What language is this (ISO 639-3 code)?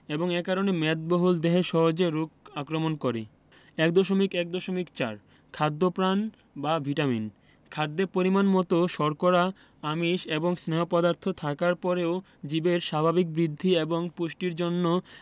ben